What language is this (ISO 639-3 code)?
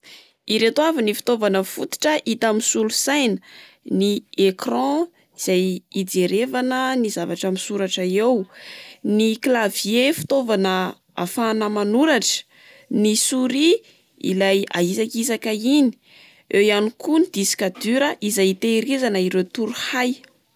mlg